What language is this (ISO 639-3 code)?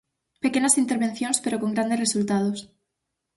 glg